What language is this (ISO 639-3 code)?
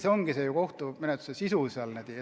est